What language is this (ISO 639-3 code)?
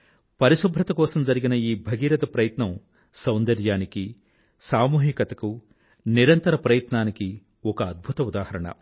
tel